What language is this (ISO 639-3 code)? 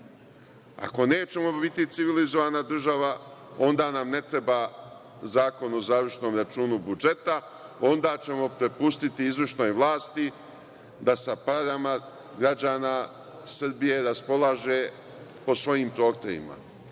srp